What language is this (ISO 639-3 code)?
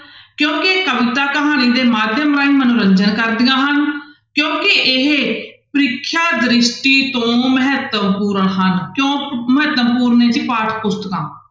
pan